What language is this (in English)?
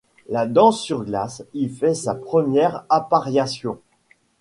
French